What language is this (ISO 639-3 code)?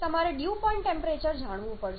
guj